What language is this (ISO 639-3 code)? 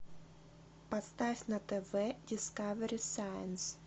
rus